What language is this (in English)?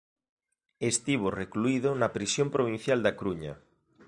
Galician